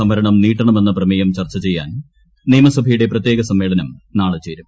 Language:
Malayalam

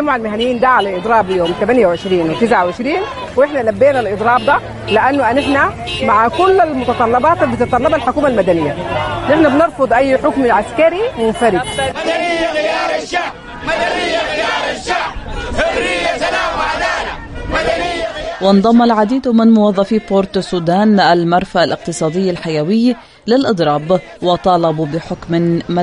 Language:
Arabic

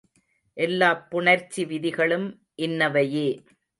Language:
Tamil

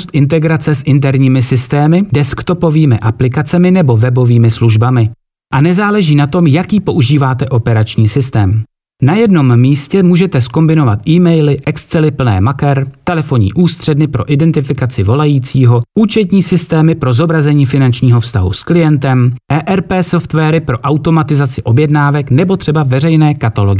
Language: Czech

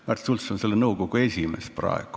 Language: Estonian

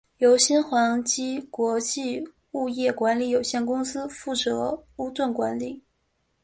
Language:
Chinese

